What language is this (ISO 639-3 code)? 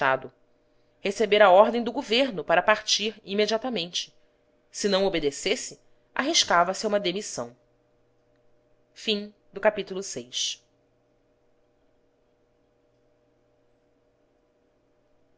por